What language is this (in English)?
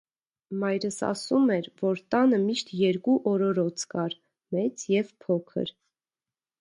Armenian